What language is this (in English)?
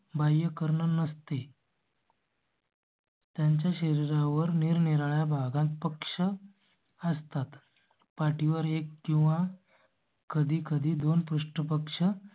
Marathi